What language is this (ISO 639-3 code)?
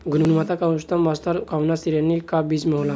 bho